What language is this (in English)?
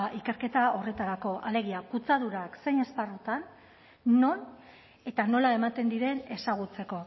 Basque